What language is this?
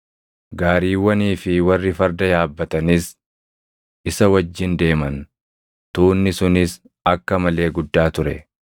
Oromo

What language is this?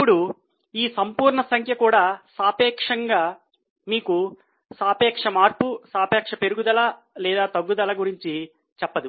Telugu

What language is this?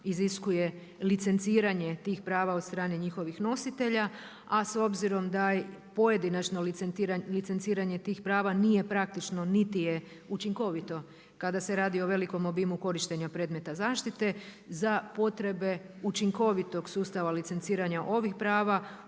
Croatian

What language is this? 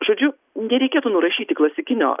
Lithuanian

